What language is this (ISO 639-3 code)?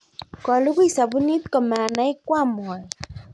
kln